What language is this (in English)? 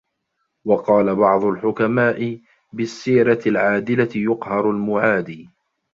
Arabic